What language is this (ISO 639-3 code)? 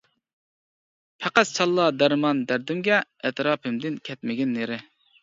uig